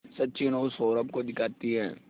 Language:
Hindi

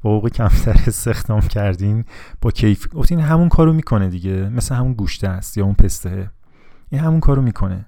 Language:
Persian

